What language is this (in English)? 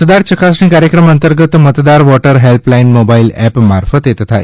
Gujarati